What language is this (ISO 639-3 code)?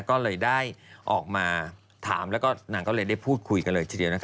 tha